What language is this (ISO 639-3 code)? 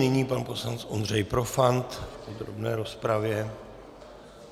ces